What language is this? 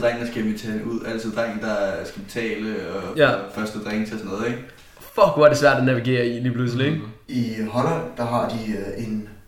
Danish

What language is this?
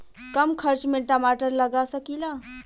Bhojpuri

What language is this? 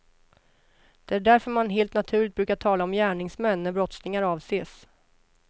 Swedish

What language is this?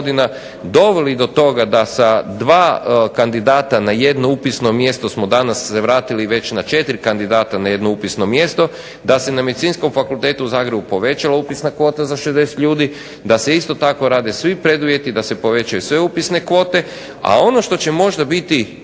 Croatian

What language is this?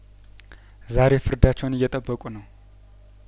Amharic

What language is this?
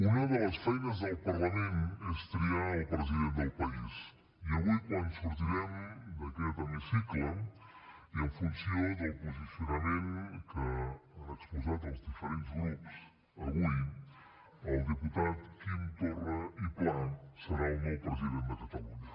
Catalan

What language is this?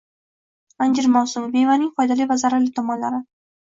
Uzbek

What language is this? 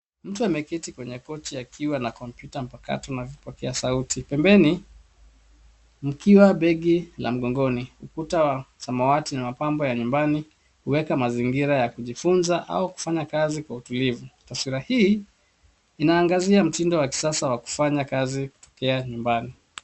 Swahili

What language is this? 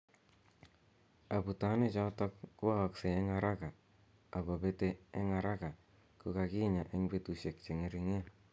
Kalenjin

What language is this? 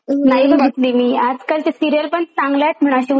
Marathi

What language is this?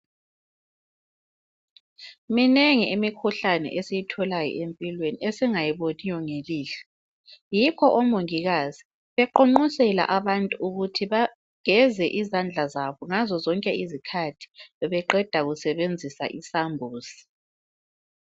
North Ndebele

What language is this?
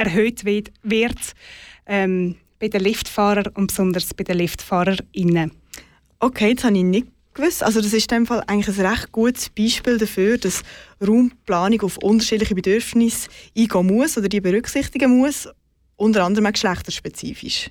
German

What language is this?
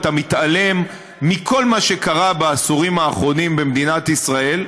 Hebrew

